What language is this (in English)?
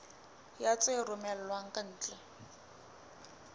Southern Sotho